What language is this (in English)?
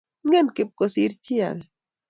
Kalenjin